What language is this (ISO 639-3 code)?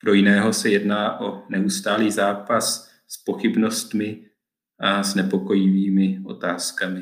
ces